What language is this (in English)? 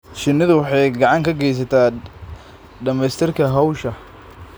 Somali